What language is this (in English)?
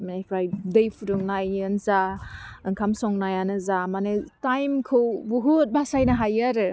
Bodo